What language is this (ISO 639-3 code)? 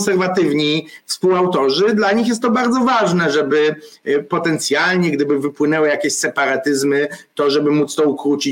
pol